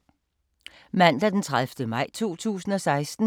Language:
Danish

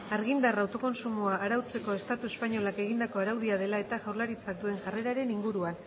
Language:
Basque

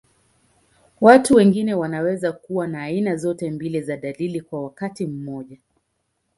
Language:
Swahili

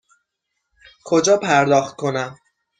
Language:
Persian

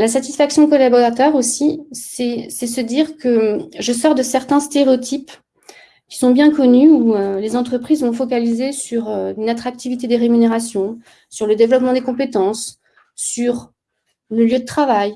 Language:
French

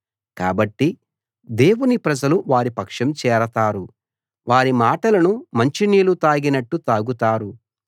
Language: Telugu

